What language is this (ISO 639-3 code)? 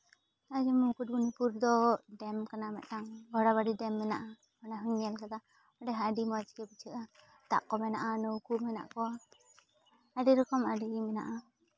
sat